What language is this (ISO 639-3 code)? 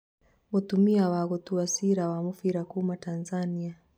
kik